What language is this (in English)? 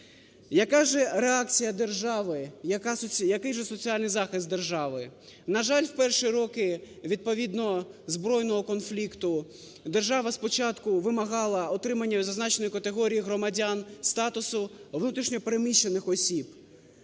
Ukrainian